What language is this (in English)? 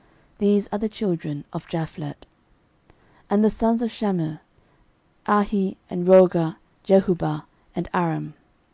English